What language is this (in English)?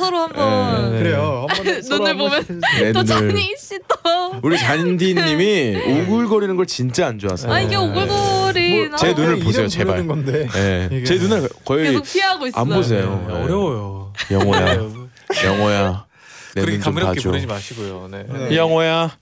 Korean